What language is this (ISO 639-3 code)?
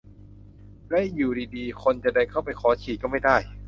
tha